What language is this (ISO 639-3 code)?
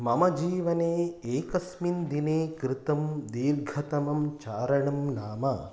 san